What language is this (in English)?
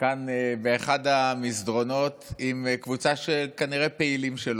Hebrew